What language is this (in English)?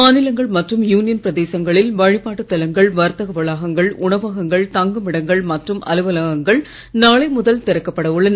Tamil